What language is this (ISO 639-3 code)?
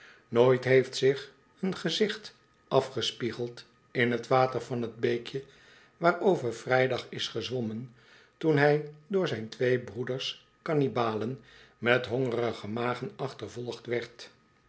nld